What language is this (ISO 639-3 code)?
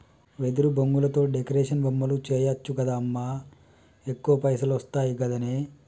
tel